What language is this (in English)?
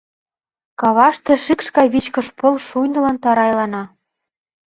Mari